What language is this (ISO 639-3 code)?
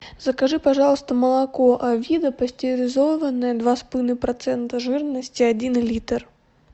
rus